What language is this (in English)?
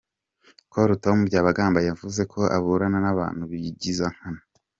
Kinyarwanda